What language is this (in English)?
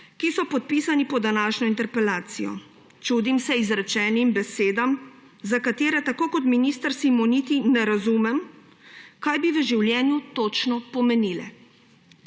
Slovenian